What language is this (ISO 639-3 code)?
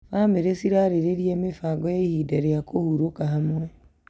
kik